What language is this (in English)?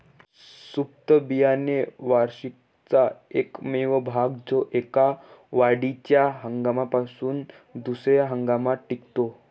Marathi